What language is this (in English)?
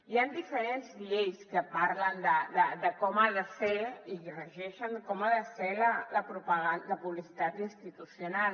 Catalan